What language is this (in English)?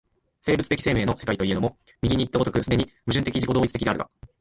Japanese